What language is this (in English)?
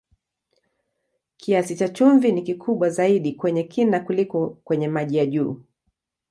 Swahili